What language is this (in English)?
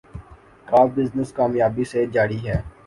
Urdu